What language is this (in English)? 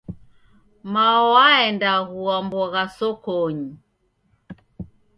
Taita